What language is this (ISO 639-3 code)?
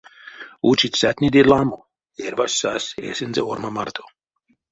myv